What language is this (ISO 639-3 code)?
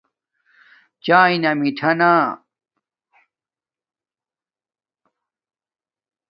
dmk